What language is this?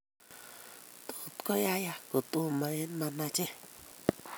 Kalenjin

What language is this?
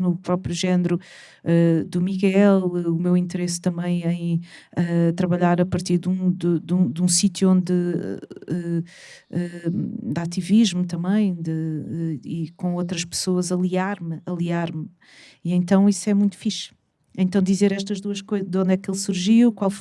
Portuguese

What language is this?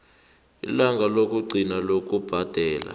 South Ndebele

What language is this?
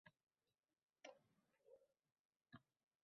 Uzbek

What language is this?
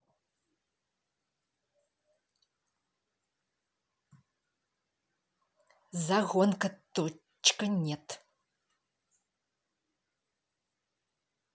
Russian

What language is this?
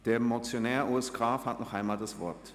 Swiss German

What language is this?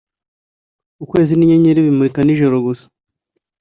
Kinyarwanda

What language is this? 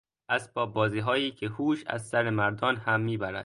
Persian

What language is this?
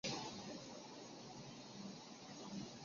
Chinese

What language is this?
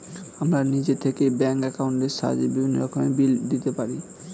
Bangla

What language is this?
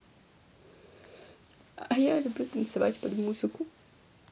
Russian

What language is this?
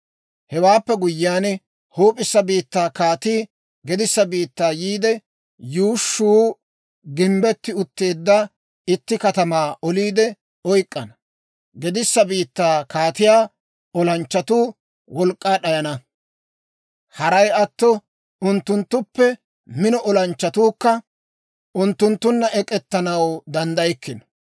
Dawro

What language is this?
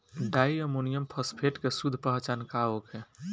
Bhojpuri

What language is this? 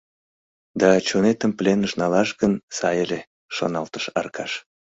Mari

